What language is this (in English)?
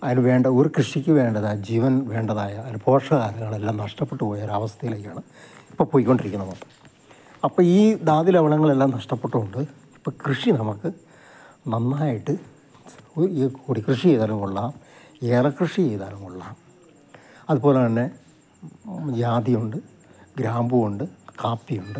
Malayalam